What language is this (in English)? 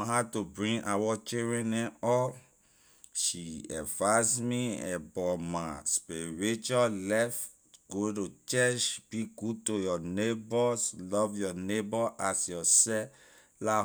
Liberian English